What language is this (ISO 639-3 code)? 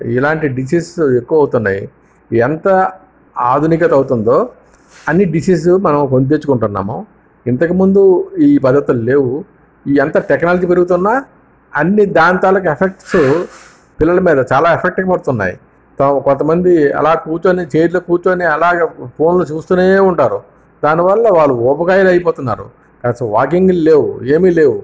tel